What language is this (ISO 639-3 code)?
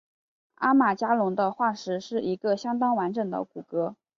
zho